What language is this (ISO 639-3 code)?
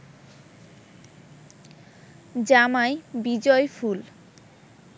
ben